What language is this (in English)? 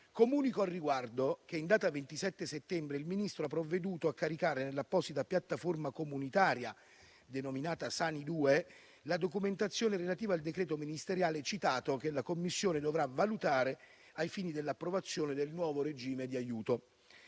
Italian